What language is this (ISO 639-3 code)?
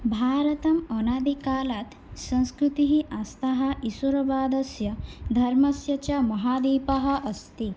san